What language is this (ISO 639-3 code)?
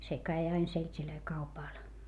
fin